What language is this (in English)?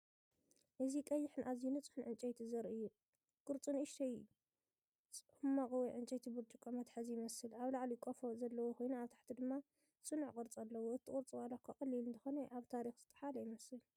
Tigrinya